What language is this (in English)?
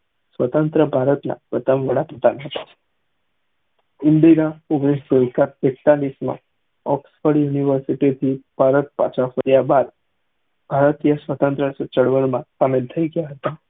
Gujarati